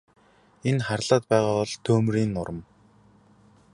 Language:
Mongolian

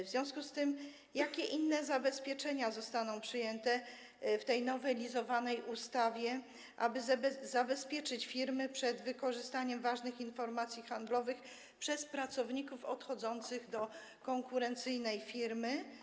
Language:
Polish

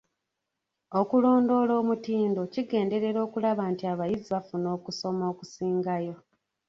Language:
Ganda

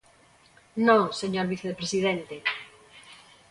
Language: Galician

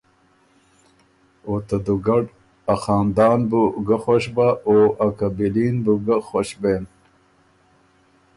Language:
Ormuri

